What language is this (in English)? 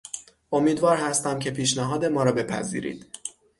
Persian